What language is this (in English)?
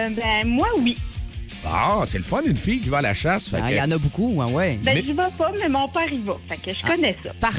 French